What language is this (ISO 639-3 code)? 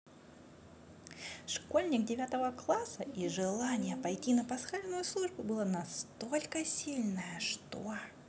rus